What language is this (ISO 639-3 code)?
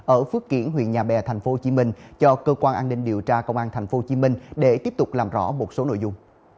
vie